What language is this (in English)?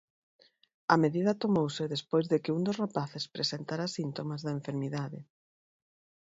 Galician